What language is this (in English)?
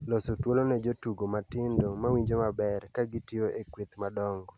Luo (Kenya and Tanzania)